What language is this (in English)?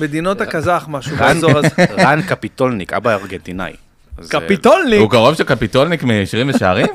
Hebrew